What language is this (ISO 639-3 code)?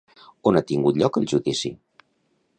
cat